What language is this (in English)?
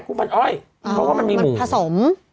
Thai